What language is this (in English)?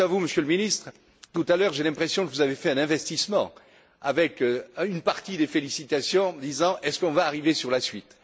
French